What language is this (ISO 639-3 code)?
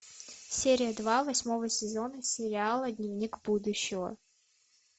rus